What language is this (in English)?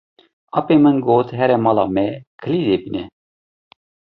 Kurdish